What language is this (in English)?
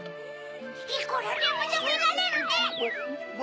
Japanese